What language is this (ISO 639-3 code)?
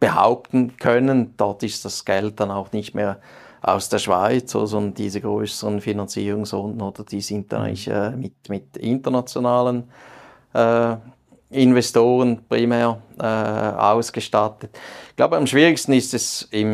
deu